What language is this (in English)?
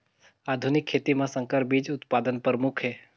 Chhattisgarhi